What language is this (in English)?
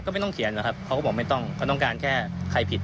Thai